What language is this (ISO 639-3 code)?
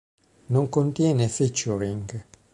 ita